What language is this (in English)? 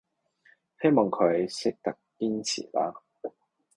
Cantonese